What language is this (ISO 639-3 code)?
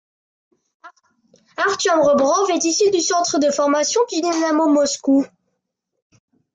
fra